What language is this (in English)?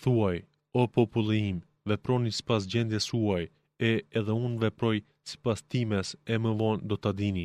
Greek